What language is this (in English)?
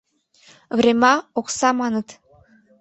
Mari